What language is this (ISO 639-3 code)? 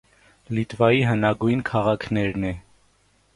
hye